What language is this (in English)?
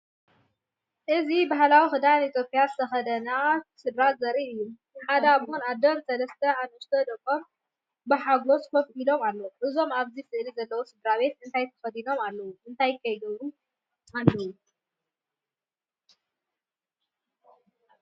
Tigrinya